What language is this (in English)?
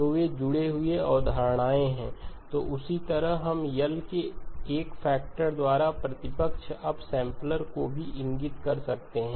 Hindi